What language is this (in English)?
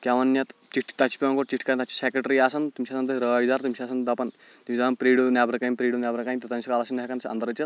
Kashmiri